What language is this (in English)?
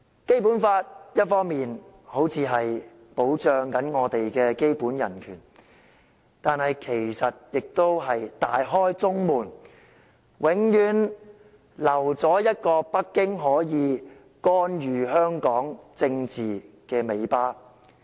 Cantonese